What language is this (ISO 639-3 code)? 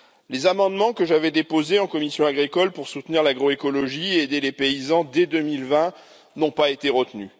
fra